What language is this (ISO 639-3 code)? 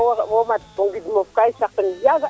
srr